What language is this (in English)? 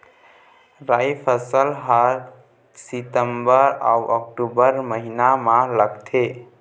Chhattisgarhi